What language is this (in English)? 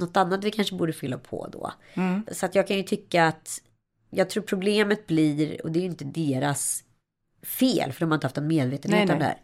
Swedish